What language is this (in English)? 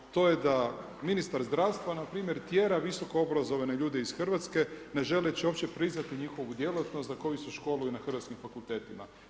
Croatian